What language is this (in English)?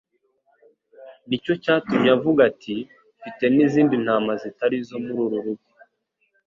Kinyarwanda